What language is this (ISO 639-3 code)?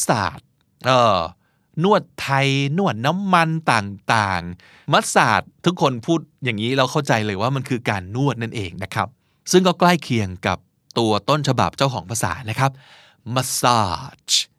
tha